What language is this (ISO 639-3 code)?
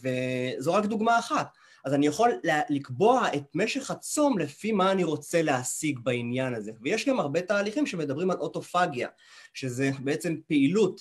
heb